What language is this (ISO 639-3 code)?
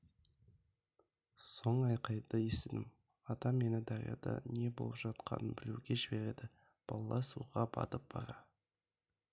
kaz